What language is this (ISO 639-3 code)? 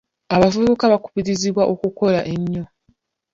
lug